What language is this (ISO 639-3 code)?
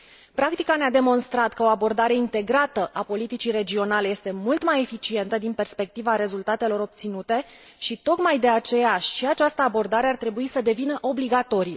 ron